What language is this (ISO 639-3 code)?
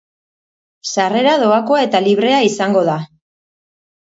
eus